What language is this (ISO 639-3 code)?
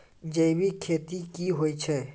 mai